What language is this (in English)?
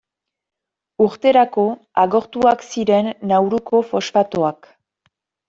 Basque